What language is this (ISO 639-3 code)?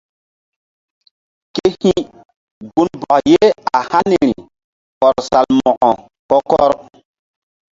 mdd